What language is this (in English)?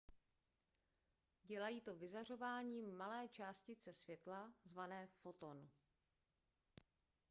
Czech